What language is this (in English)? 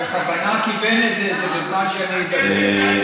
Hebrew